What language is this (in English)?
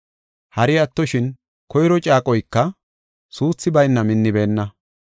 Gofa